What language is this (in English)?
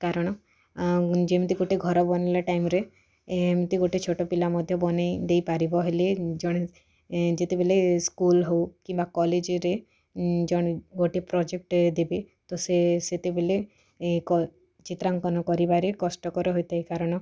Odia